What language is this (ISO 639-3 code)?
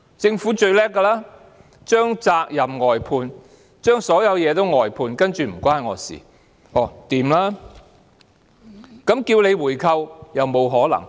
yue